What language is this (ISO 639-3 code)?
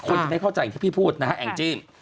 tha